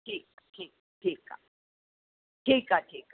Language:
Sindhi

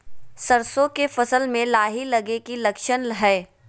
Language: Magahi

